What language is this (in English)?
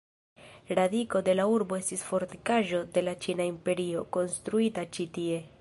Esperanto